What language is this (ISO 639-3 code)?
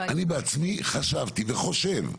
heb